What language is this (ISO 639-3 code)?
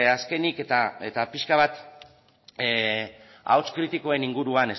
eus